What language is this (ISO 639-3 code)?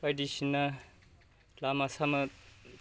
brx